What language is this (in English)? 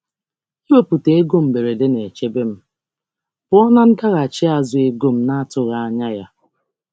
Igbo